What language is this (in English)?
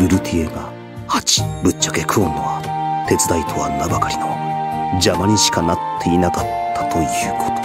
Japanese